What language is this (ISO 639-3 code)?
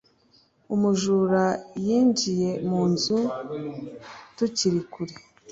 kin